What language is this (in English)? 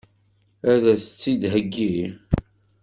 Kabyle